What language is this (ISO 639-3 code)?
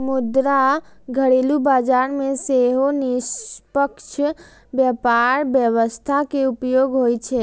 mai